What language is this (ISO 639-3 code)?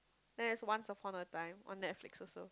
eng